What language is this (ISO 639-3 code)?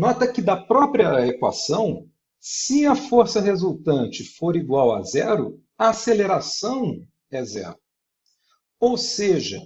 por